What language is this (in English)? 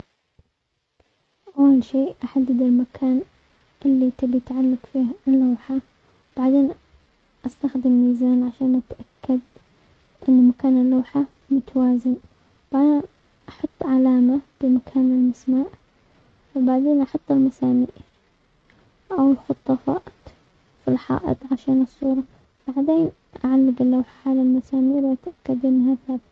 Omani Arabic